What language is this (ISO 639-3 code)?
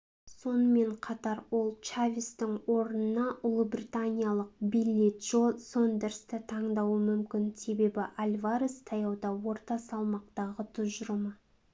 kaz